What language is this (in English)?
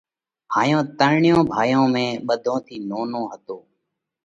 Parkari Koli